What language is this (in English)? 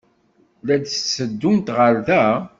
Kabyle